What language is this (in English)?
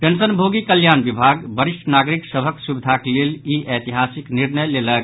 Maithili